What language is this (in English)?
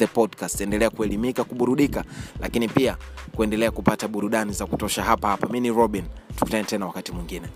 Swahili